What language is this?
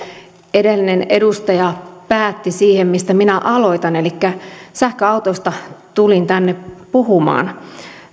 Finnish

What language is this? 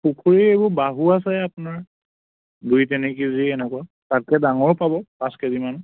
Assamese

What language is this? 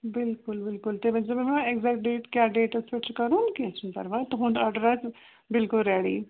Kashmiri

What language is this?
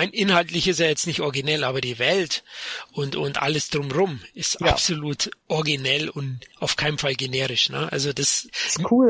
German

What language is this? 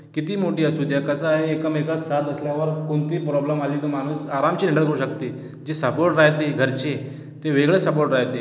Marathi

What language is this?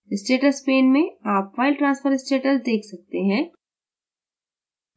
Hindi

